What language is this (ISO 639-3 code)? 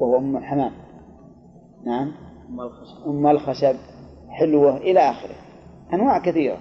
ara